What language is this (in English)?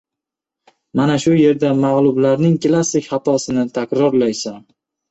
Uzbek